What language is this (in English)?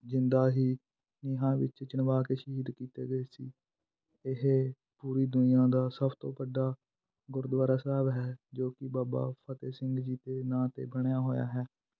Punjabi